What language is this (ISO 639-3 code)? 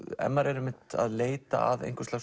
isl